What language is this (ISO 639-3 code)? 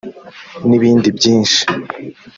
kin